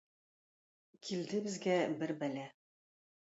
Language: Tatar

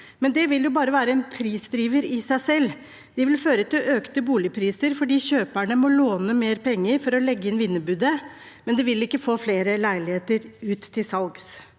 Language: Norwegian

